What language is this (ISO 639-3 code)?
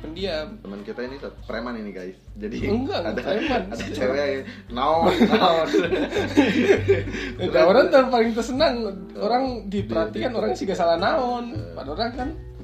ind